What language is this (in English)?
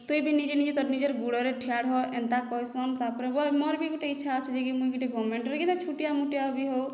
Odia